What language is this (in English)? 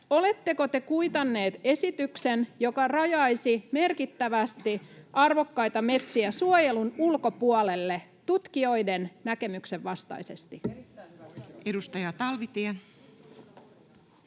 Finnish